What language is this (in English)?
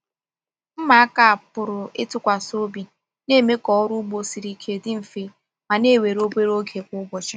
Igbo